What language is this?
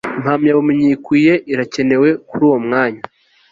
Kinyarwanda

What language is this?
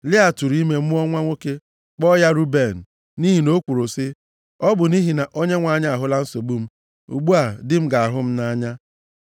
Igbo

